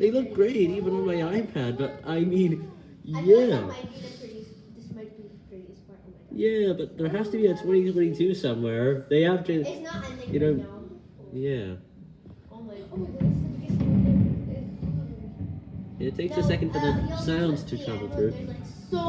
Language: English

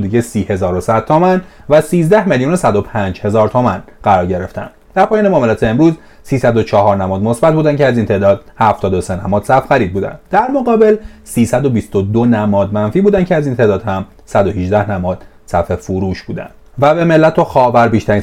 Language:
Persian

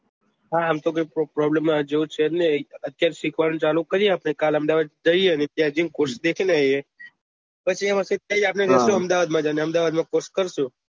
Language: Gujarati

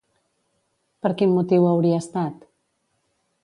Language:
Catalan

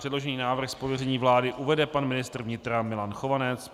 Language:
Czech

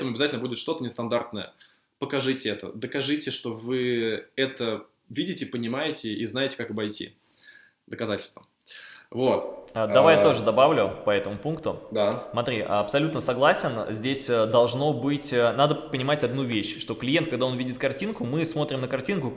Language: Russian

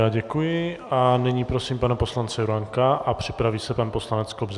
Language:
Czech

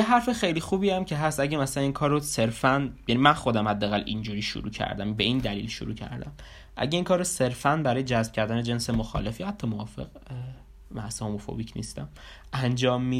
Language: Persian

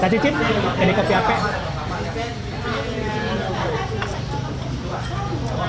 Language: Indonesian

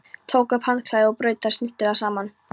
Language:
Icelandic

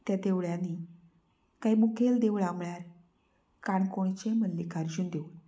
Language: Konkani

